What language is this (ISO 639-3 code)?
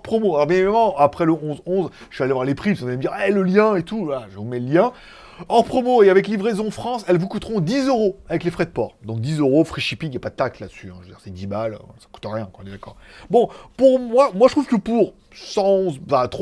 fra